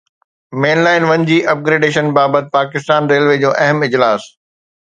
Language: Sindhi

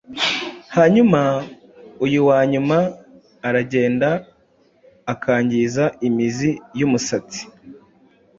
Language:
Kinyarwanda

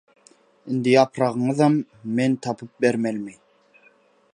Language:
Turkmen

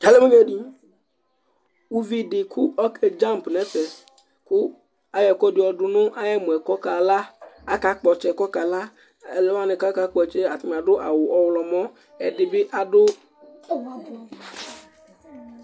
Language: Ikposo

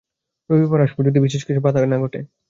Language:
Bangla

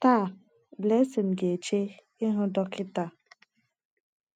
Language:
Igbo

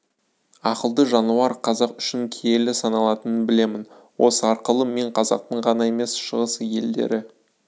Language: Kazakh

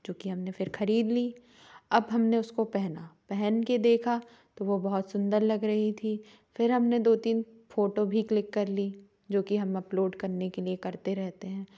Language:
Hindi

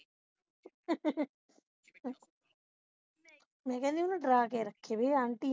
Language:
Punjabi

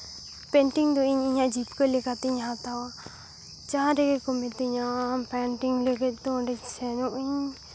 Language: Santali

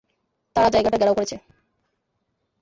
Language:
Bangla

